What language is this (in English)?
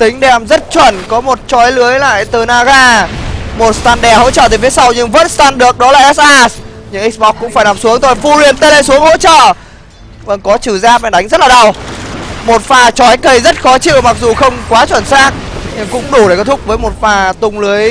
Vietnamese